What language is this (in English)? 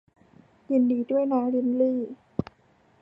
Thai